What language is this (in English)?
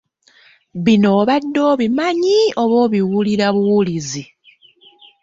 Ganda